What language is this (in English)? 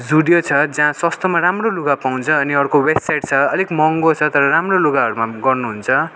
Nepali